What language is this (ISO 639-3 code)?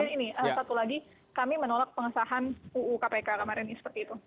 ind